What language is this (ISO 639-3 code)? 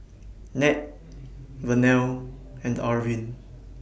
eng